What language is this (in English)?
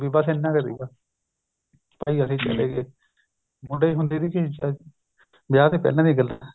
Punjabi